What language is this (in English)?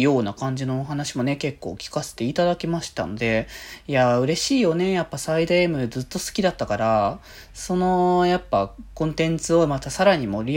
Japanese